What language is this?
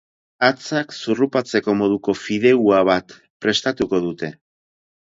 Basque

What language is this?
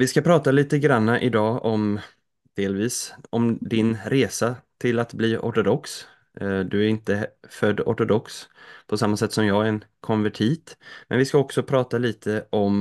Swedish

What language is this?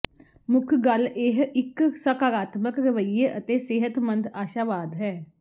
Punjabi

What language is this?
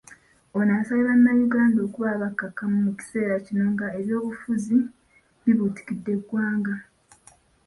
Ganda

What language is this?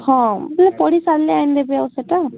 Odia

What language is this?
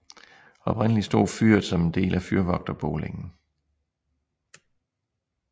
Danish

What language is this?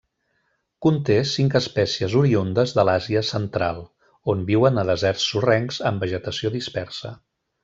Catalan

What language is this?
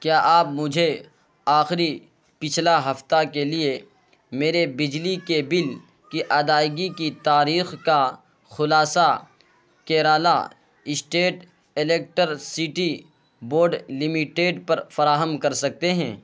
Urdu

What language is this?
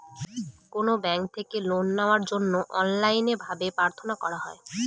Bangla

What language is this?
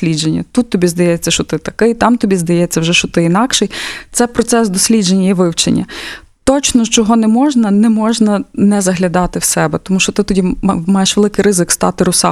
Ukrainian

